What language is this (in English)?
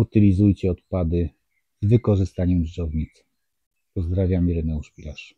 Polish